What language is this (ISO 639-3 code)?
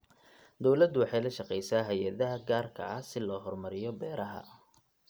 som